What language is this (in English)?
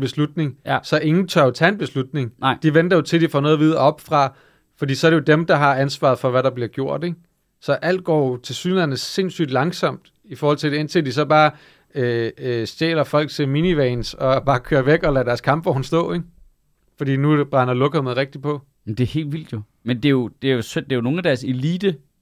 Danish